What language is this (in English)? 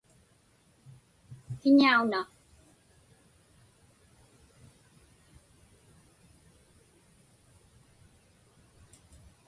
Inupiaq